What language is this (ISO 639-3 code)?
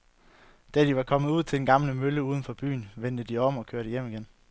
dan